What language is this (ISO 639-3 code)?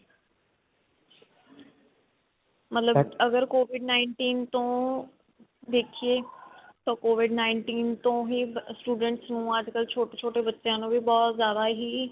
pan